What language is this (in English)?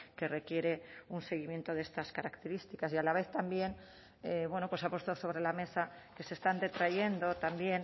Spanish